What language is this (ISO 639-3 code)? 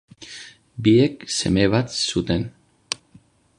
eus